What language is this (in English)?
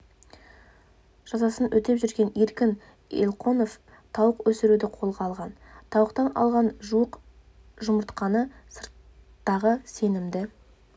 Kazakh